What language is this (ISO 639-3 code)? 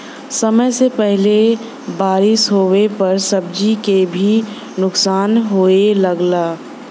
bho